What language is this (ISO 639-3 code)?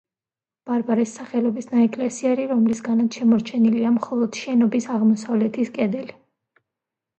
kat